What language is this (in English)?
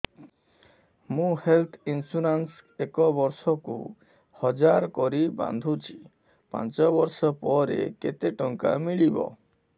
Odia